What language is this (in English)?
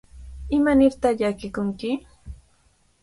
Cajatambo North Lima Quechua